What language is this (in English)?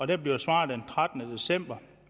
Danish